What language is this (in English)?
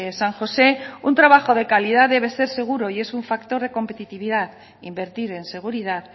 Spanish